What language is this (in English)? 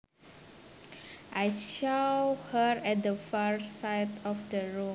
Javanese